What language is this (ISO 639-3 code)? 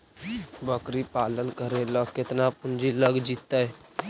mag